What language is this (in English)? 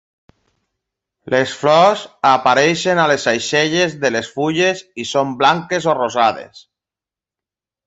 Catalan